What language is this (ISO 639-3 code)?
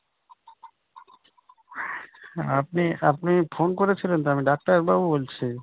ben